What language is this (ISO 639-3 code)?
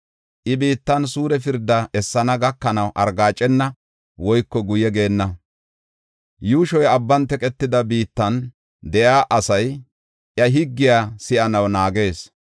gof